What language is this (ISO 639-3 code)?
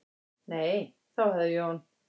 isl